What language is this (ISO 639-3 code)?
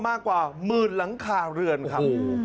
tha